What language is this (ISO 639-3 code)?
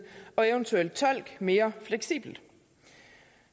dan